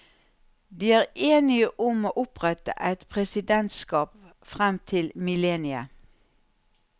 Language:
Norwegian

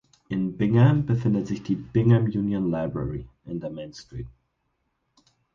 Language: German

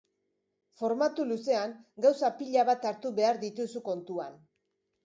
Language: Basque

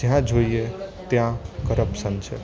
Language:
Gujarati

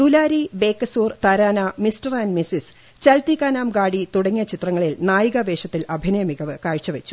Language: Malayalam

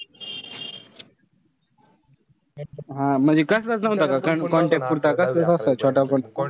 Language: Marathi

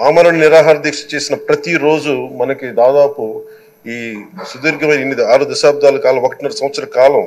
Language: Telugu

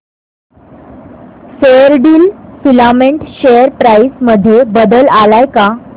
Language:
Marathi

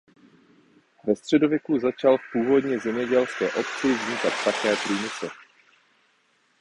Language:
Czech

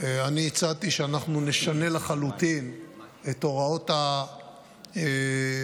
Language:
Hebrew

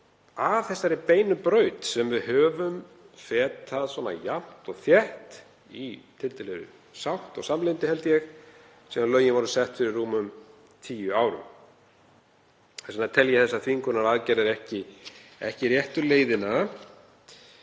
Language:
Icelandic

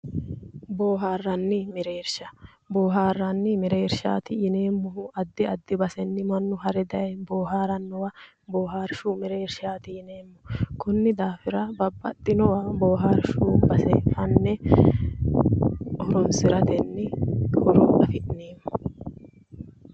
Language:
Sidamo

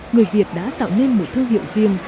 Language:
Vietnamese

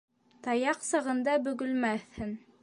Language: Bashkir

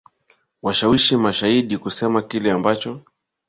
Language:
Swahili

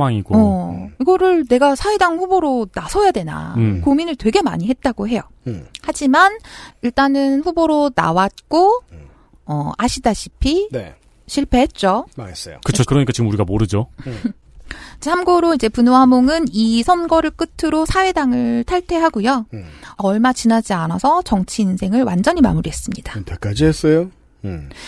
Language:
Korean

